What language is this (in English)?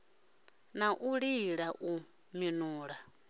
Venda